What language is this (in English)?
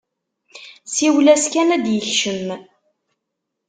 Kabyle